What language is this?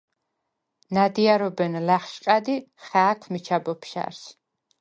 Svan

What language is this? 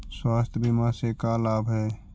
Magahi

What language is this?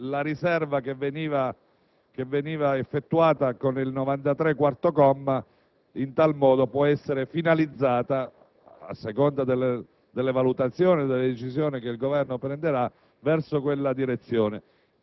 Italian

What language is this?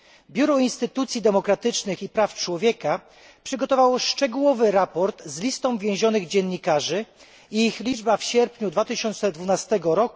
Polish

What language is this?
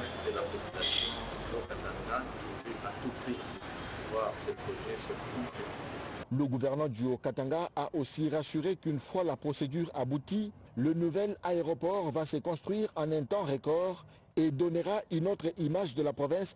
French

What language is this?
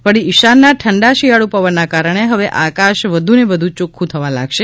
Gujarati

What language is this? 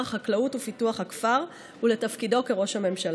Hebrew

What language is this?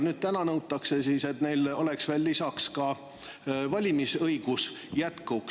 Estonian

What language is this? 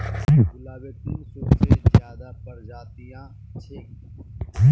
Magahi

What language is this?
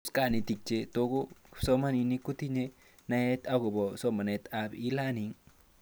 Kalenjin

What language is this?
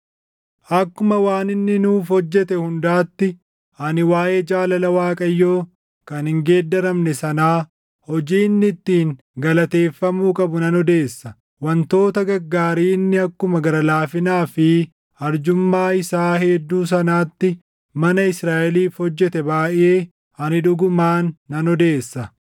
Oromo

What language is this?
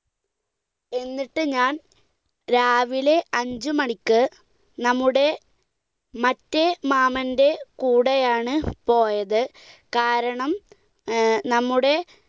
Malayalam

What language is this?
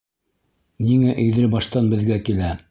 Bashkir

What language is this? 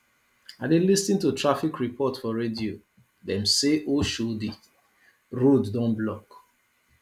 Nigerian Pidgin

